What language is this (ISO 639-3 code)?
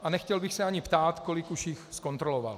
ces